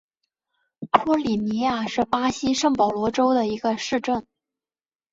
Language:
Chinese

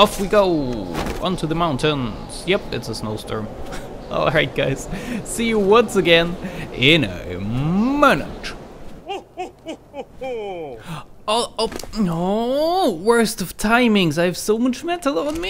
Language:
English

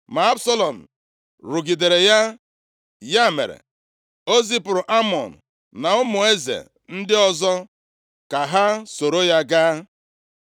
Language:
Igbo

